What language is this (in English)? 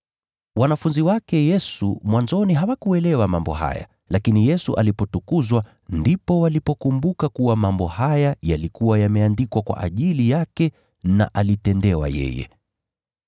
Swahili